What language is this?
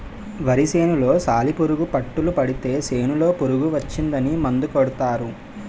Telugu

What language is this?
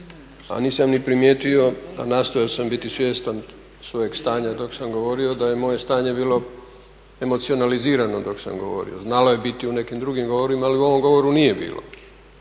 Croatian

